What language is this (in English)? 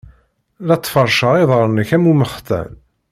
Kabyle